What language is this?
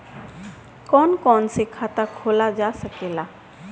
Bhojpuri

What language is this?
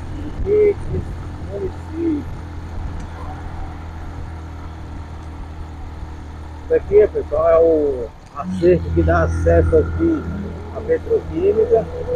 Portuguese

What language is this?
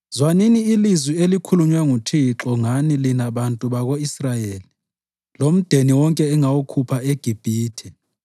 North Ndebele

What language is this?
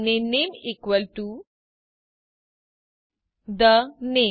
Gujarati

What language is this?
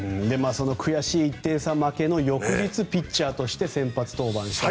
Japanese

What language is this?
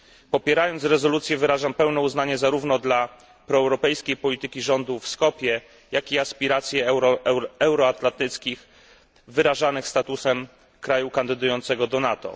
Polish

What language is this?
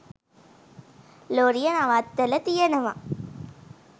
Sinhala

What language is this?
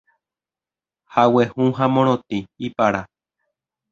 Guarani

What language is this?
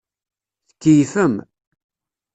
Kabyle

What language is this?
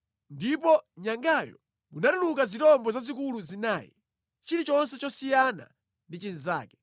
Nyanja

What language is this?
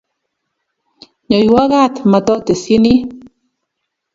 Kalenjin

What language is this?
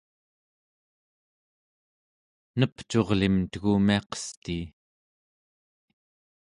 Central Yupik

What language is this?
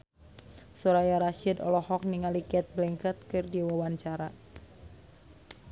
Sundanese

